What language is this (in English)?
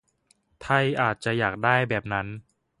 Thai